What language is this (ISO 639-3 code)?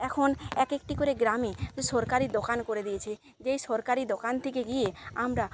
ben